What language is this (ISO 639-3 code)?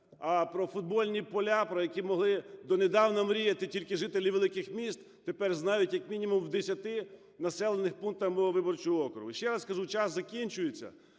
ukr